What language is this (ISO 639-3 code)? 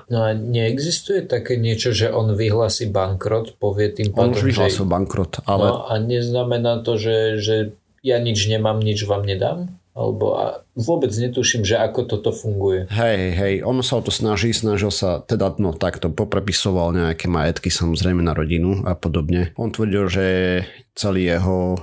slk